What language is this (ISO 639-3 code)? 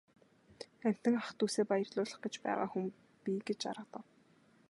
mon